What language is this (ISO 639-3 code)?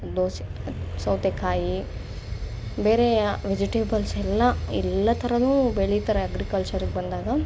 kan